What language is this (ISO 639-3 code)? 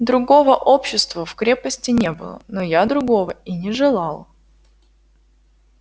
rus